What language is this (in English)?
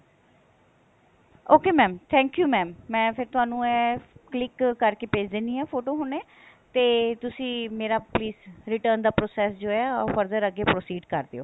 Punjabi